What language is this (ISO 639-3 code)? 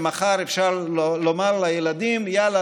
heb